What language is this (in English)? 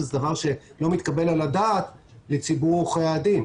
Hebrew